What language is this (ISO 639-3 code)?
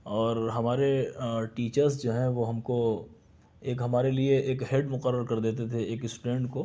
urd